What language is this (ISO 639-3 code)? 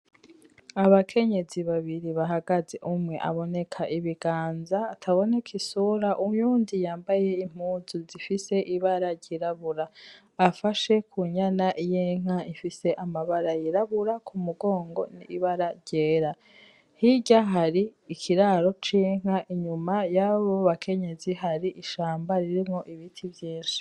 run